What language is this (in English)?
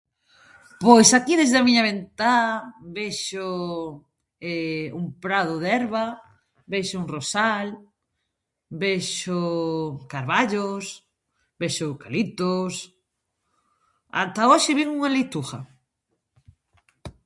Galician